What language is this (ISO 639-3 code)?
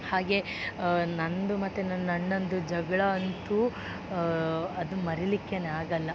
kan